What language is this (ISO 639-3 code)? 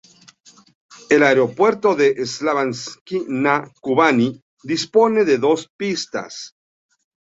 spa